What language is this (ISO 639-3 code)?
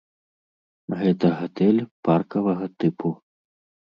bel